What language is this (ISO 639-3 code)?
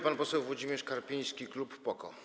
pol